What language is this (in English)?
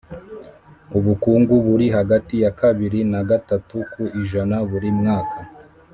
Kinyarwanda